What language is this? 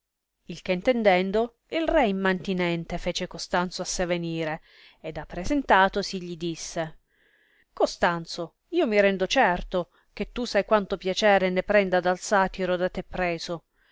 Italian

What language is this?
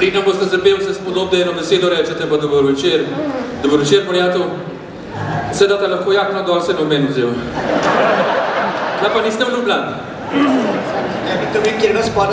Ukrainian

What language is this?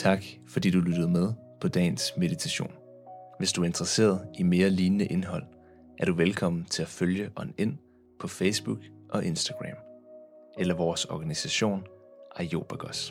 Danish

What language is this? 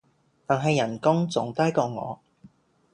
Cantonese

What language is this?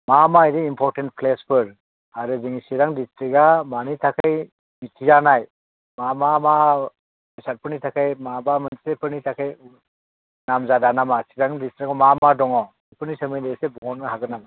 Bodo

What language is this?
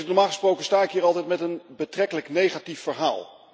Dutch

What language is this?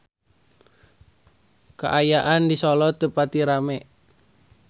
Sundanese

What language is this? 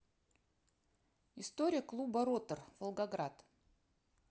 Russian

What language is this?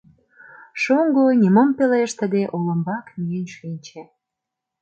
Mari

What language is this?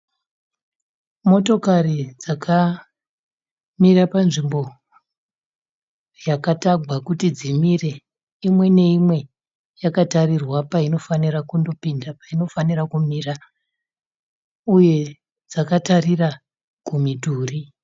Shona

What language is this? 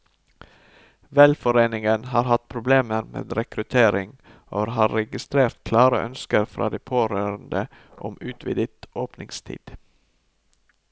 Norwegian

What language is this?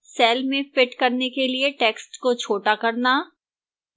Hindi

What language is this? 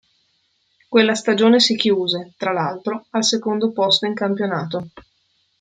Italian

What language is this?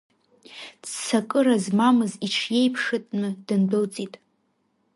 Abkhazian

